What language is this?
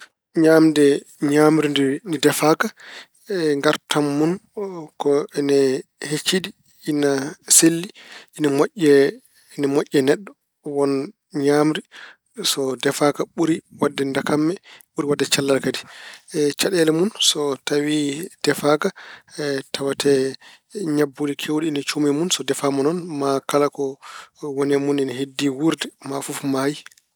Fula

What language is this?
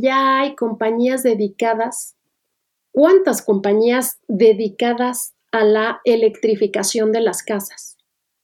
Spanish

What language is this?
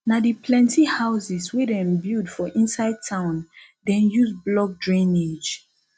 Nigerian Pidgin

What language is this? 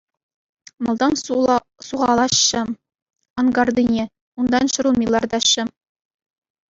Chuvash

